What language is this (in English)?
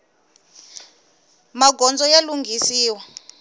Tsonga